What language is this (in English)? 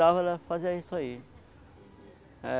Portuguese